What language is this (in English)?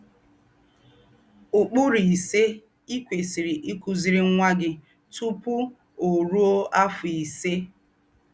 Igbo